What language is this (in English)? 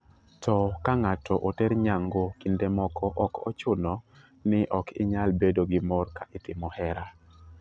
Luo (Kenya and Tanzania)